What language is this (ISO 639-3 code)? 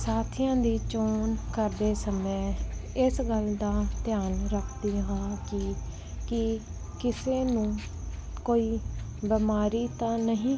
pan